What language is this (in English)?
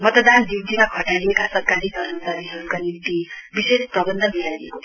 Nepali